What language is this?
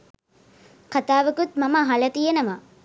Sinhala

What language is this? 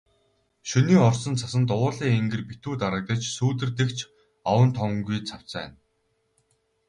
Mongolian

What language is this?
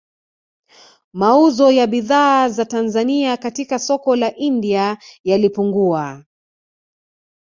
Swahili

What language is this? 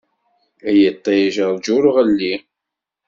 Kabyle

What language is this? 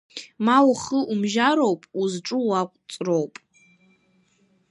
Abkhazian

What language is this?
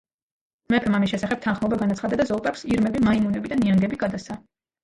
Georgian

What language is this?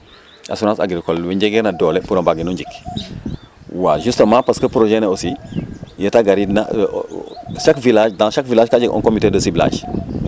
Serer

